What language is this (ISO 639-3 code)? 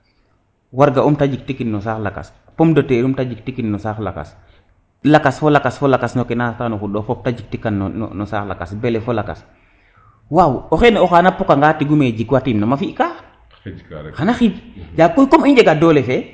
srr